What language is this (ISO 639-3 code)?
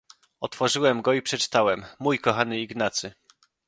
pol